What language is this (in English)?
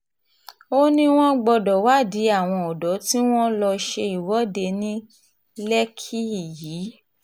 Yoruba